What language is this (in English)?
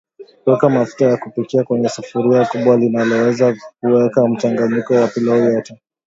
Swahili